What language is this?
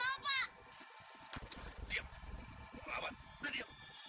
Indonesian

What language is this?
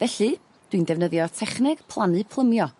Welsh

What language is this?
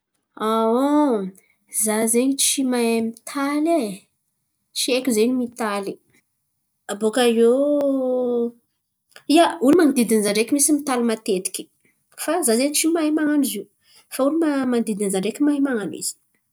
Antankarana Malagasy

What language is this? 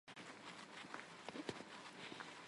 Armenian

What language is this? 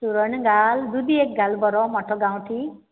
Konkani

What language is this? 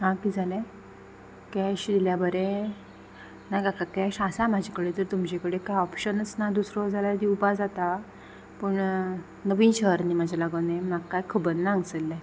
Konkani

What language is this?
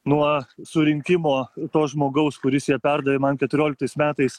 Lithuanian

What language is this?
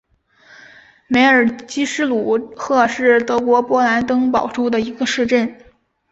Chinese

